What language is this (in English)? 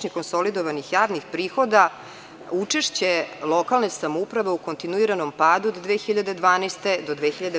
Serbian